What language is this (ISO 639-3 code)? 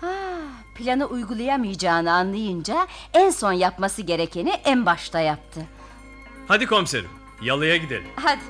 tur